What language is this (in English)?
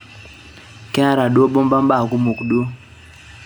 Masai